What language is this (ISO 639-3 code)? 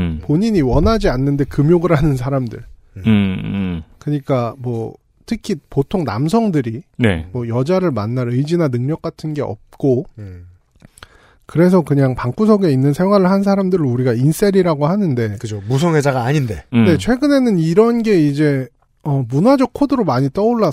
kor